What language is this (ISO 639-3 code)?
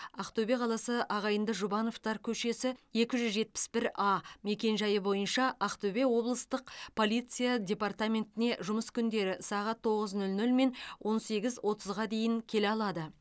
kaz